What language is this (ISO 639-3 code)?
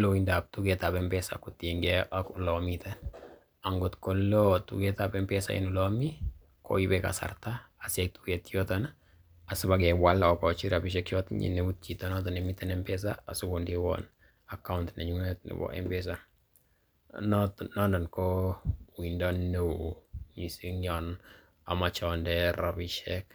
kln